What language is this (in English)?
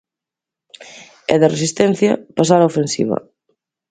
Galician